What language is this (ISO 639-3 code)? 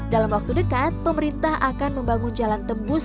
ind